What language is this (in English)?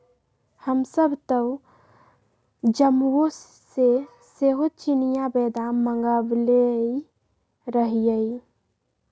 Magahi